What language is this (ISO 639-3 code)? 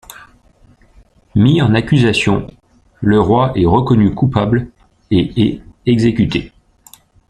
fra